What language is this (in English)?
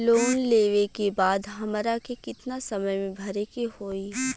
Bhojpuri